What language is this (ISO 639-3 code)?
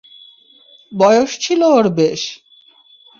ben